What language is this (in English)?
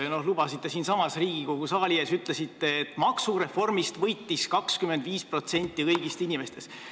Estonian